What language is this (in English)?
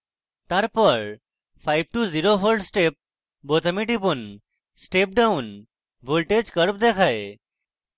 Bangla